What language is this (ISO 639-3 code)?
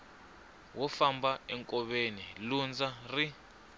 tso